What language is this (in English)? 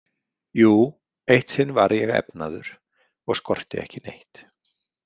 Icelandic